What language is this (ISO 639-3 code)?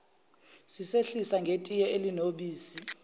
zul